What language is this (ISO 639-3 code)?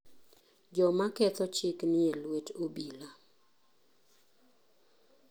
luo